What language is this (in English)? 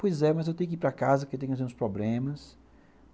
Portuguese